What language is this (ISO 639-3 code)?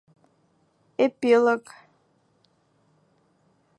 bak